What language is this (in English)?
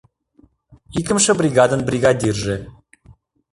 Mari